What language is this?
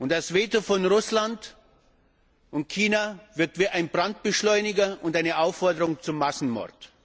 German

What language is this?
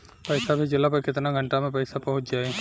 Bhojpuri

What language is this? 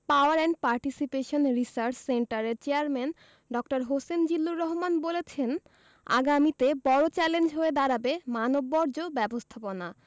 Bangla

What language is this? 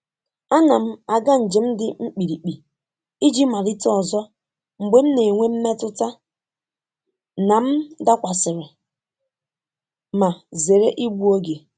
Igbo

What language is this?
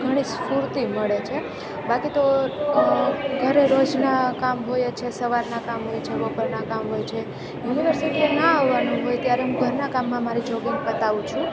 Gujarati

